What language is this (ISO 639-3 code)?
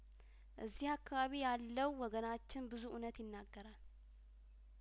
amh